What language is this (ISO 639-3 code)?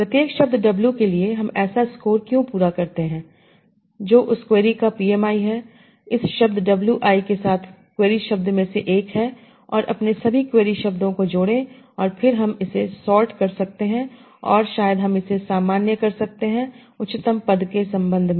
hin